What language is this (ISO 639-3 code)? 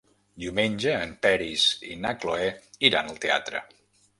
cat